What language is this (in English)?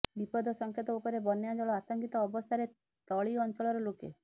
Odia